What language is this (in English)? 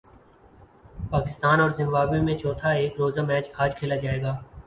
Urdu